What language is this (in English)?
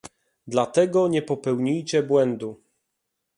Polish